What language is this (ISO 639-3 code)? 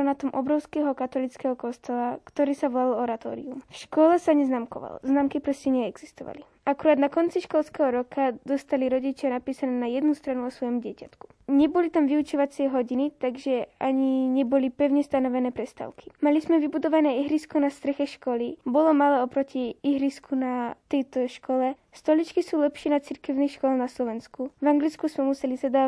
slk